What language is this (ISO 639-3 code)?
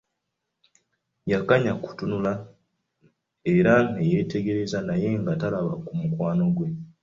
lug